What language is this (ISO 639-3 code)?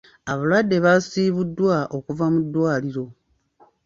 lug